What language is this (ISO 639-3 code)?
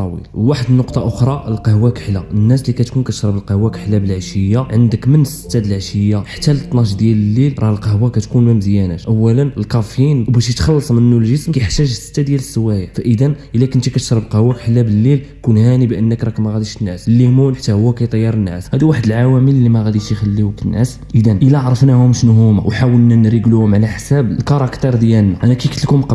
ara